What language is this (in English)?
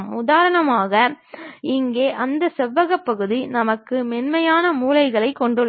Tamil